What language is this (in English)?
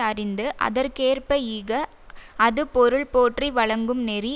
Tamil